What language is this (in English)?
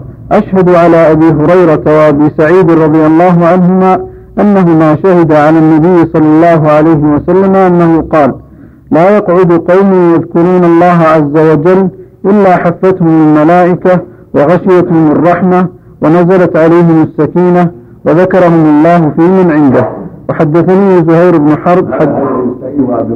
Arabic